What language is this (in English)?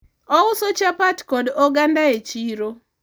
Luo (Kenya and Tanzania)